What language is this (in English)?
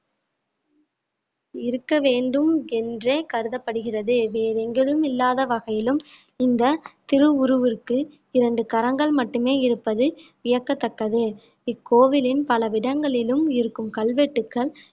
Tamil